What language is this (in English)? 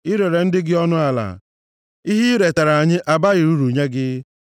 Igbo